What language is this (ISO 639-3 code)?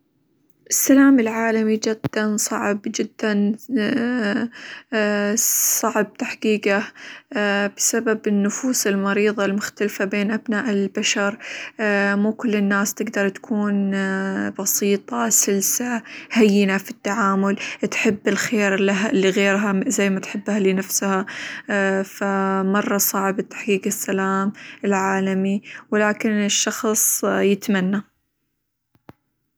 acw